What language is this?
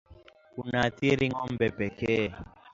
Swahili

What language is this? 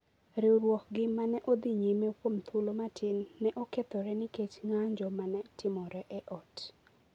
Luo (Kenya and Tanzania)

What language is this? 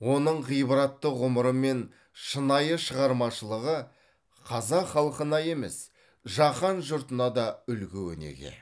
Kazakh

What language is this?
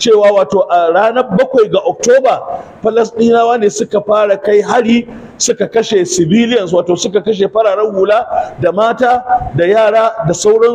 Arabic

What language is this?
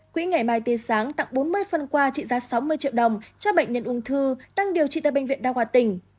Vietnamese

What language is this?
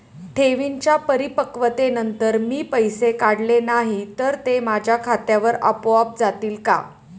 Marathi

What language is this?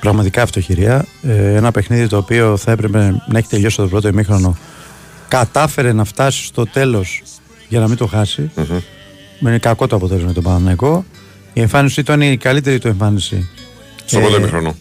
Greek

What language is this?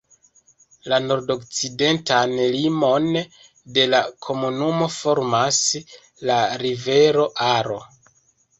Esperanto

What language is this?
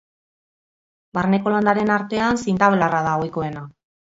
Basque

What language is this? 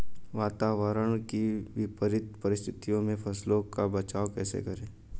Hindi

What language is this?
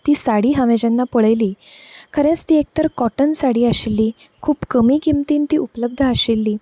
Konkani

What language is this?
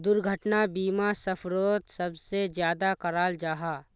Magahi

